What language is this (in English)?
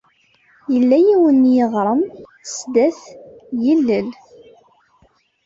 Kabyle